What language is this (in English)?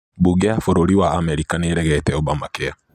Kikuyu